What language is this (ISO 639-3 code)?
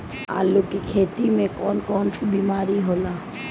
bho